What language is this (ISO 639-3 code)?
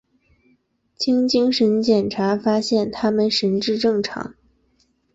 zho